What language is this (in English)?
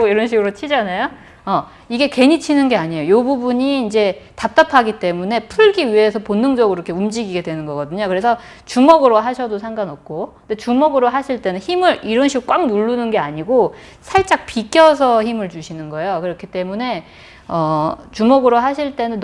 Korean